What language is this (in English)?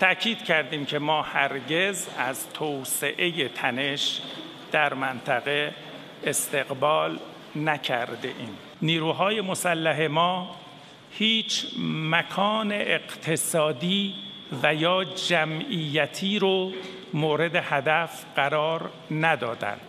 Romanian